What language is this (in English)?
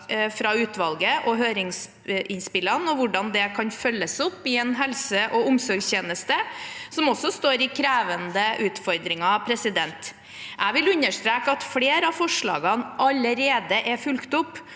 Norwegian